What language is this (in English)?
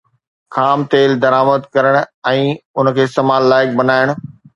Sindhi